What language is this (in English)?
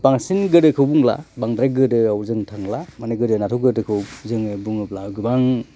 Bodo